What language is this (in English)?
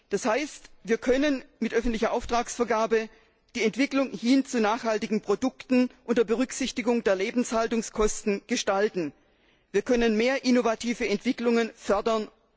German